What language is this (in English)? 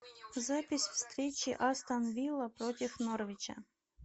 Russian